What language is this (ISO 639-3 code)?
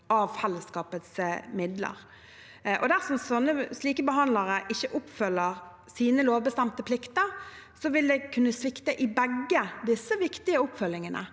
nor